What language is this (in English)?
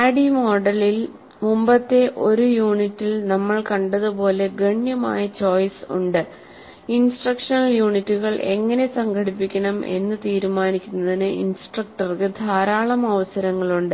Malayalam